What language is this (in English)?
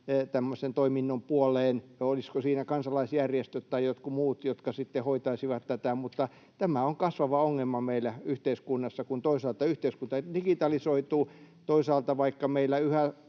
Finnish